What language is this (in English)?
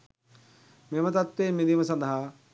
Sinhala